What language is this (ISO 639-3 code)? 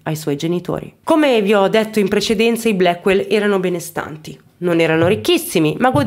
ita